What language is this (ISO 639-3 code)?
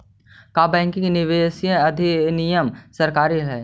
mag